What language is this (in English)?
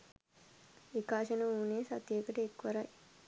Sinhala